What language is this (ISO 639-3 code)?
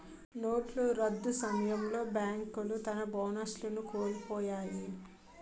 tel